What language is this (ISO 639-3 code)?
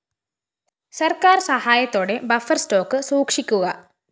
mal